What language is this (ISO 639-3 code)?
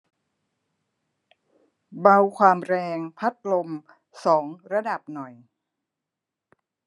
tha